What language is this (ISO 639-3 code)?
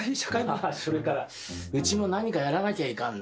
jpn